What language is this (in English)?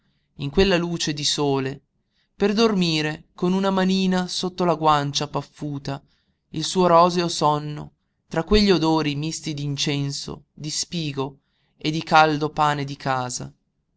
Italian